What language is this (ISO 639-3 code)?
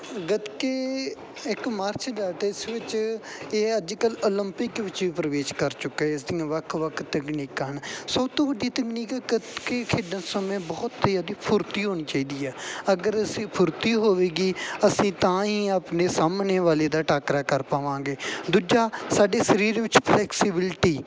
pan